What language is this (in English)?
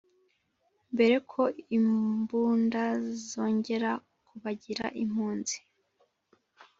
Kinyarwanda